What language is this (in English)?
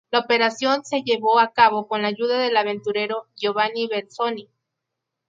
Spanish